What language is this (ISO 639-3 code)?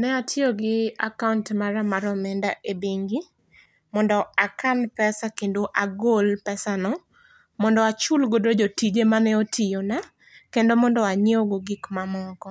luo